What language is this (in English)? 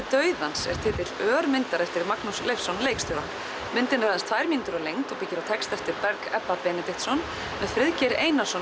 Icelandic